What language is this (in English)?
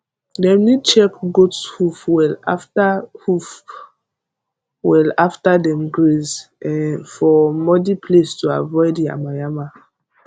Nigerian Pidgin